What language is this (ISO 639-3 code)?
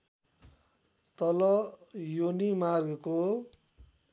nep